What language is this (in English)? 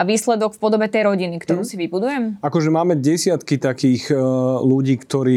Slovak